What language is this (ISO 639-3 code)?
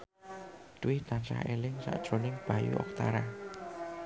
jav